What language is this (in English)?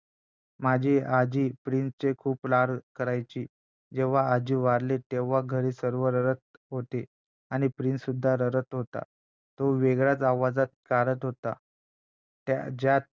Marathi